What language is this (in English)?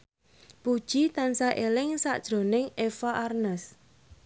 Javanese